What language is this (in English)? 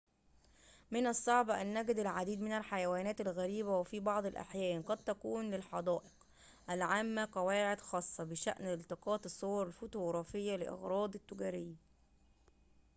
Arabic